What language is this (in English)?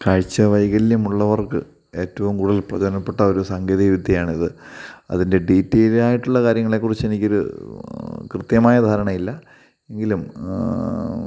Malayalam